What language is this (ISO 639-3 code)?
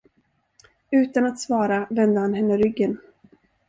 swe